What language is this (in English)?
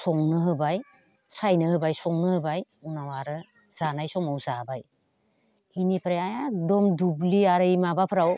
Bodo